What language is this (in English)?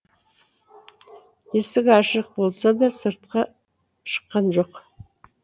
Kazakh